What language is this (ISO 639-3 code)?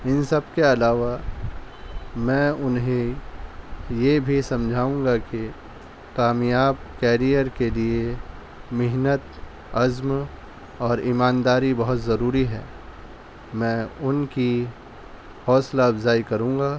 urd